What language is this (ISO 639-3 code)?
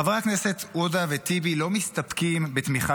heb